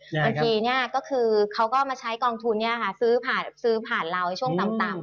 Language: Thai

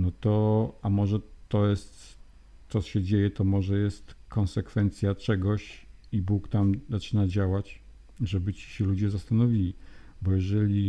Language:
Polish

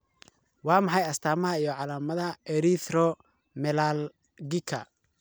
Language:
Somali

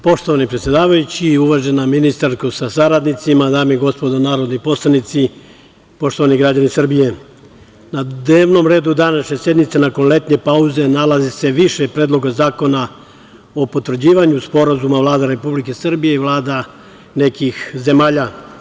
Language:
Serbian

